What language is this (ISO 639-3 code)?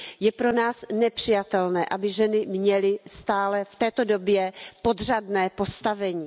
ces